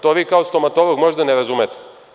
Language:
Serbian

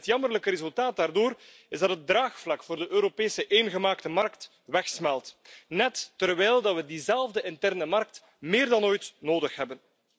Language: Dutch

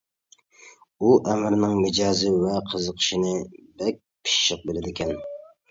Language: Uyghur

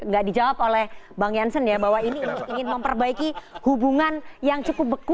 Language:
Indonesian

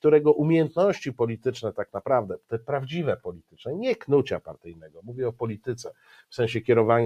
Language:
Polish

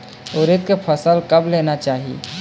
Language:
Chhattisgarhi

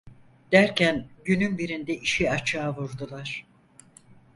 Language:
Turkish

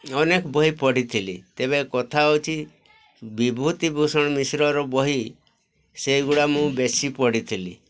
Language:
Odia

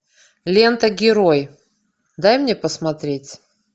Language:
Russian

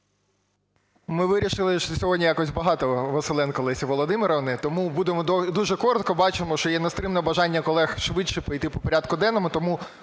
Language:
Ukrainian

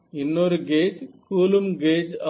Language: Tamil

